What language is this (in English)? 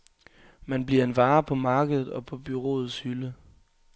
Danish